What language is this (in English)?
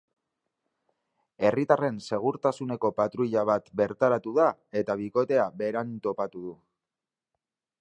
Basque